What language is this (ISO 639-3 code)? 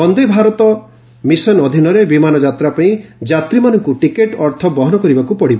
ori